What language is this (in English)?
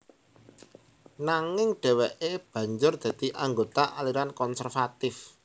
Javanese